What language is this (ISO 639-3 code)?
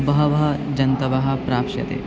san